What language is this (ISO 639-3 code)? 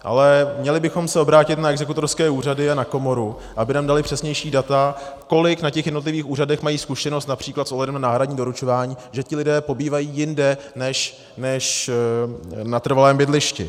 ces